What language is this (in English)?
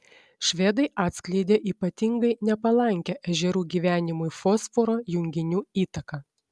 Lithuanian